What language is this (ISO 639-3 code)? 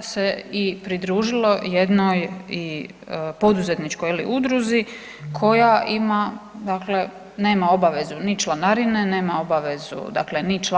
hrv